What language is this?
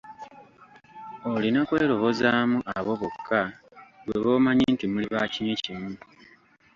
Ganda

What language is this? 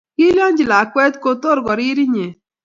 Kalenjin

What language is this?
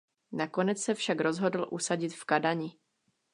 Czech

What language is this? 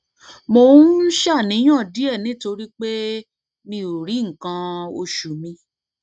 Yoruba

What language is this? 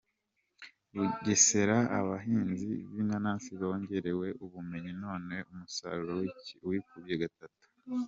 Kinyarwanda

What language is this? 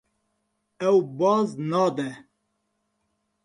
Kurdish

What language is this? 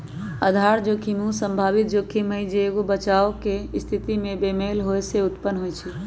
Magahi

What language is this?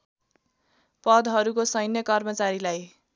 Nepali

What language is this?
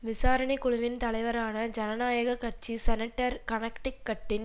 Tamil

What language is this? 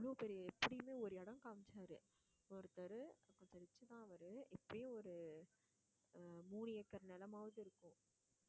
Tamil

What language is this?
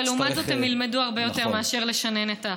Hebrew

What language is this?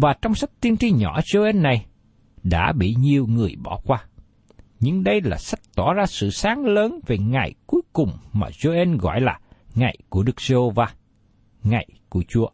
Vietnamese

